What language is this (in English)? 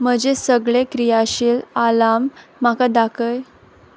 Konkani